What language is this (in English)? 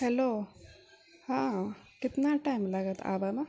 Maithili